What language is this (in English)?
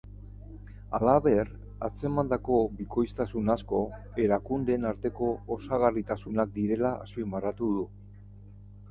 Basque